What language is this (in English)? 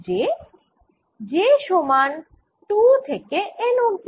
Bangla